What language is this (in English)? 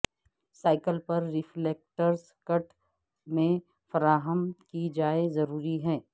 Urdu